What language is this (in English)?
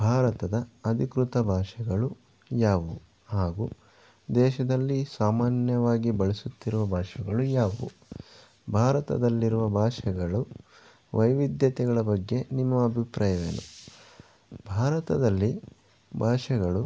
Kannada